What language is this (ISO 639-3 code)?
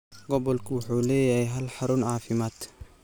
som